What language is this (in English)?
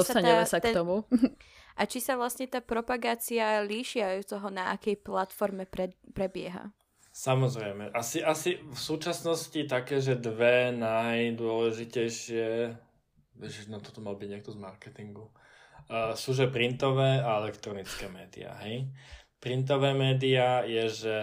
Slovak